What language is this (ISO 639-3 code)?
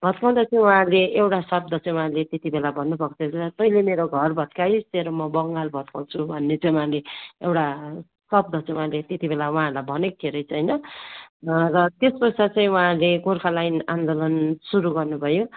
nep